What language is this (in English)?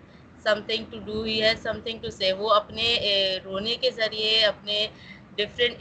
Urdu